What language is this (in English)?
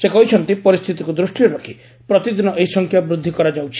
Odia